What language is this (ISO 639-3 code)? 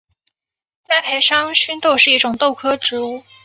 zho